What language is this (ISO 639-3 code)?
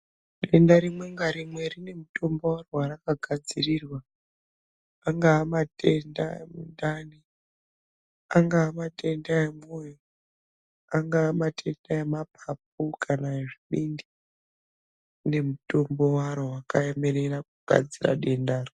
ndc